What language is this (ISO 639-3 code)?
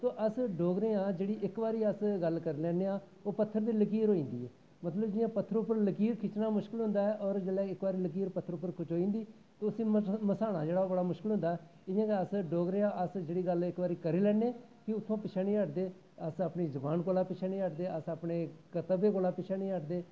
doi